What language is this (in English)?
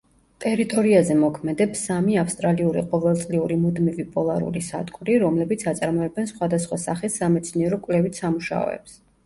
Georgian